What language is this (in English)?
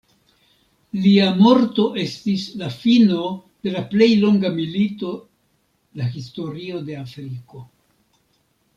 Esperanto